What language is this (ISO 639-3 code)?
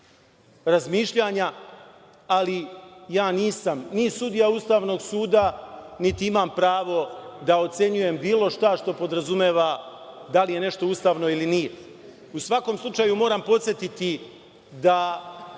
srp